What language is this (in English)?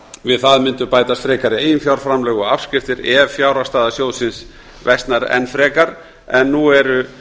Icelandic